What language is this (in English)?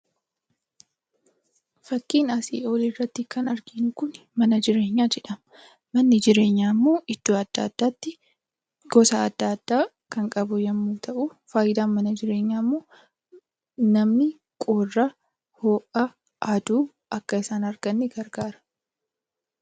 Oromo